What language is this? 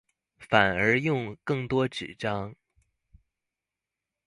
Chinese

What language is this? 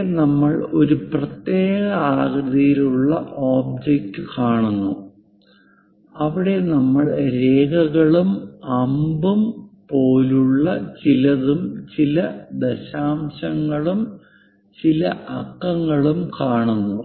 Malayalam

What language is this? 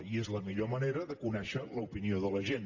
Catalan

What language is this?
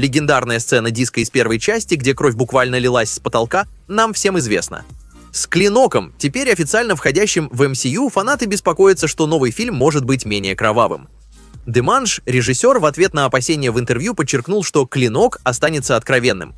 Russian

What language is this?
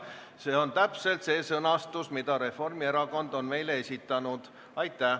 Estonian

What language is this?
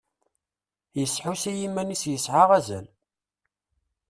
Kabyle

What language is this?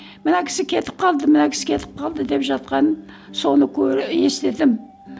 Kazakh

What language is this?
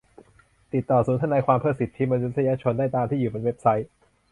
Thai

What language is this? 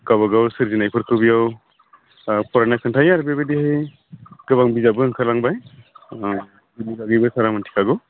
Bodo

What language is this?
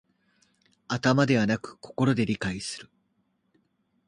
Japanese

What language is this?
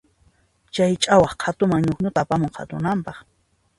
Puno Quechua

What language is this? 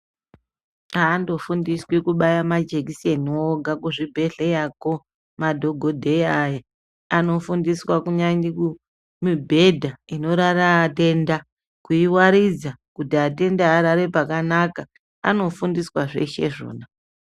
Ndau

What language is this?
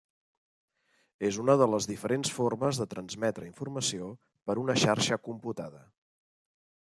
Catalan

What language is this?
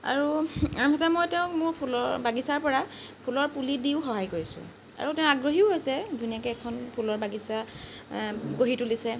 Assamese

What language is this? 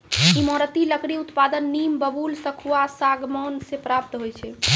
Maithili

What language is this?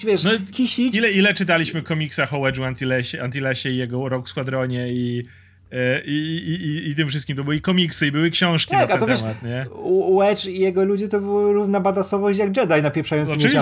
Polish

